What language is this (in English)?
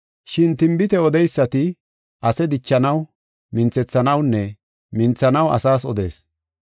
Gofa